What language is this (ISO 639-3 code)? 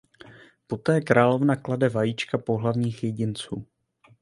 ces